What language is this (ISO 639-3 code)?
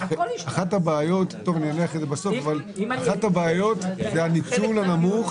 heb